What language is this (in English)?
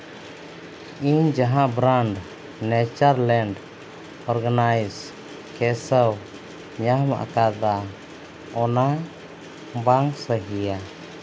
Santali